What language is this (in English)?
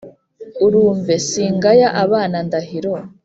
Kinyarwanda